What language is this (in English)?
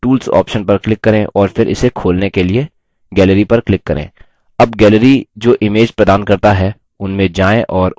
Hindi